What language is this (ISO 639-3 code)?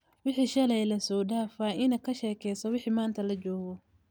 som